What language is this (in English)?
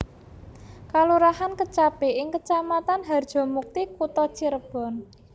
Javanese